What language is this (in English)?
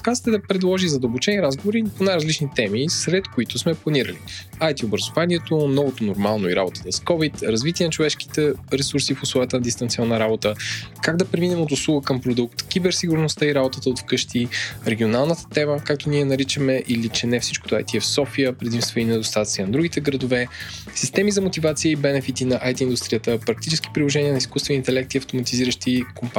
Bulgarian